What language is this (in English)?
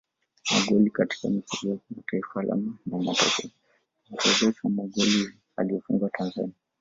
Swahili